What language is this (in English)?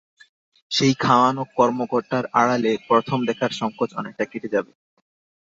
Bangla